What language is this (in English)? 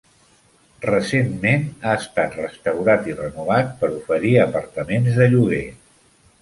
Catalan